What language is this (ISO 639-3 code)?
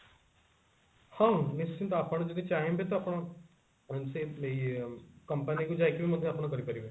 ori